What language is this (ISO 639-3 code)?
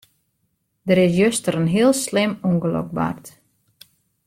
fry